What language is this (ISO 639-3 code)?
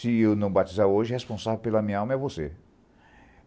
por